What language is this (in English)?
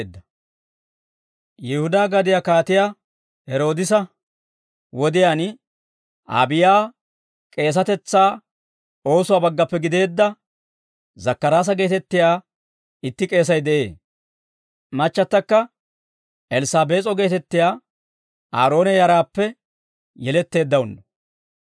Dawro